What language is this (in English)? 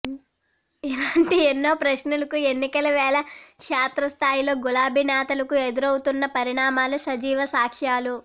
Telugu